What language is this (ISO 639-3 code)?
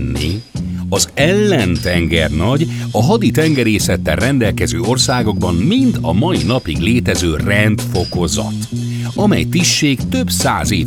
hun